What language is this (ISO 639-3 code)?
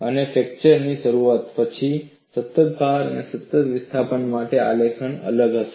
guj